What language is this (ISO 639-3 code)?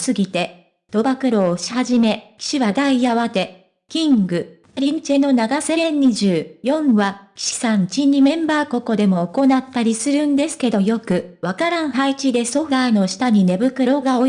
jpn